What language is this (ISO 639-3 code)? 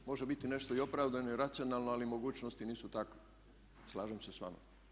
hrv